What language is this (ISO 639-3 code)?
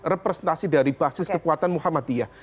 ind